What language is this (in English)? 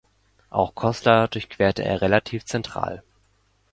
German